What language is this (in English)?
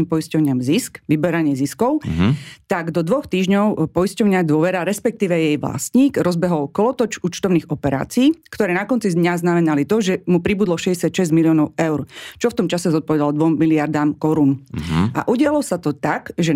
Slovak